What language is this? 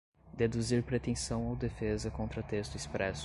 Portuguese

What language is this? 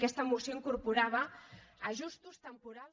Catalan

